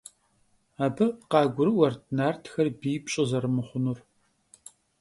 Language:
Kabardian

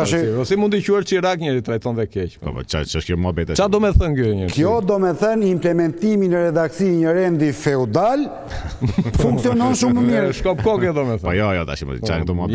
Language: Romanian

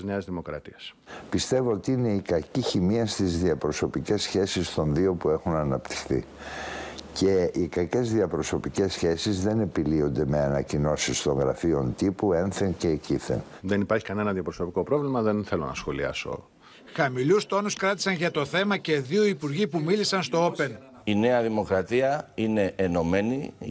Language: Greek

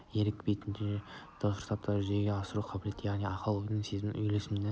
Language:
Kazakh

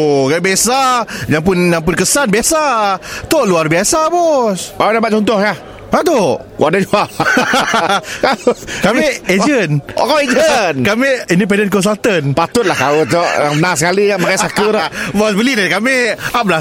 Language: Malay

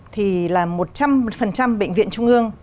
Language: Vietnamese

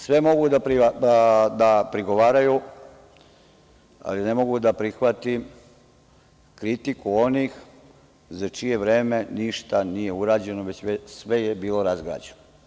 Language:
Serbian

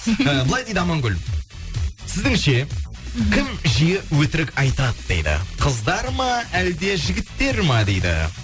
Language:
Kazakh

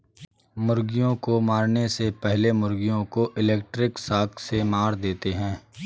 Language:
Hindi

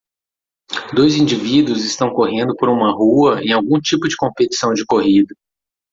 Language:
Portuguese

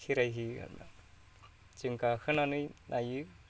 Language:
Bodo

